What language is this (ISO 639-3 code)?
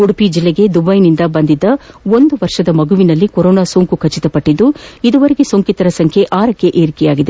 kan